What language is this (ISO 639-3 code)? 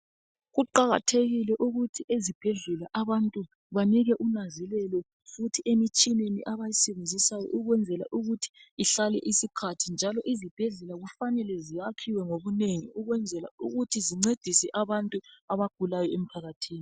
nde